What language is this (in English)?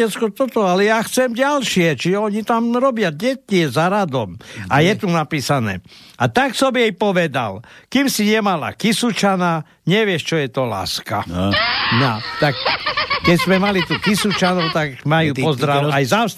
Slovak